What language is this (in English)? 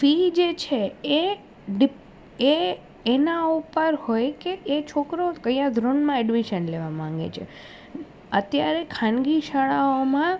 Gujarati